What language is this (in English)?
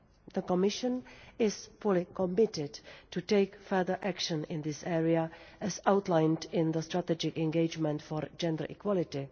English